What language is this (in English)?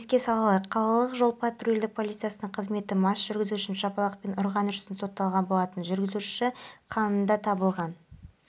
Kazakh